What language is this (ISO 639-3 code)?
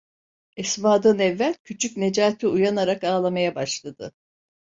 tur